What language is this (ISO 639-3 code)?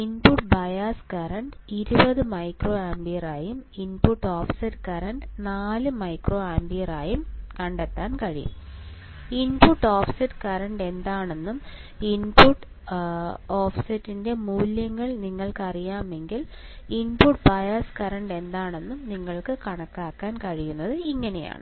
mal